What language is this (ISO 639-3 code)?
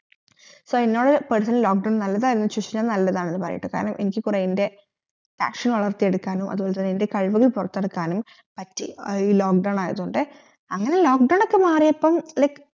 mal